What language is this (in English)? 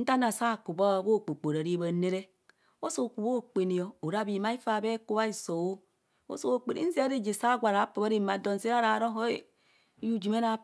Kohumono